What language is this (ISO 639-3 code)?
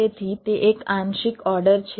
guj